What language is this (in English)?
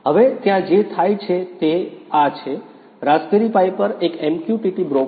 Gujarati